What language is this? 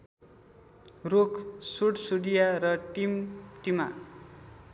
Nepali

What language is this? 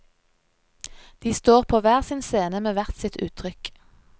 Norwegian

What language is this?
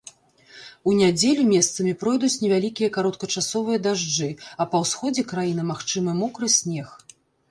Belarusian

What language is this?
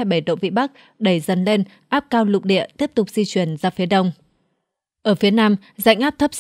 Vietnamese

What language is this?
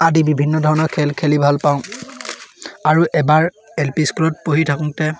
Assamese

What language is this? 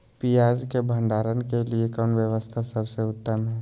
Magahi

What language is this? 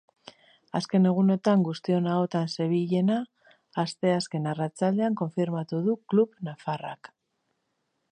Basque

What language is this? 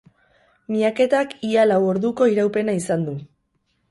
Basque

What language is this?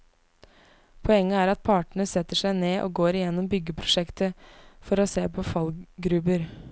Norwegian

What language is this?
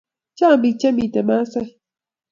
Kalenjin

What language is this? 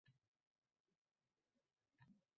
Uzbek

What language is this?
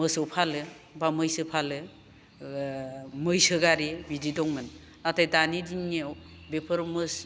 Bodo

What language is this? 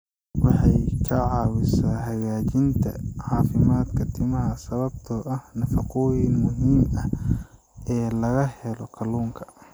Somali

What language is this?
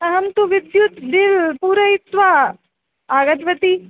Sanskrit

